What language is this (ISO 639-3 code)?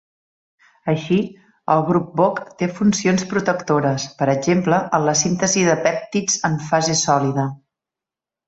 cat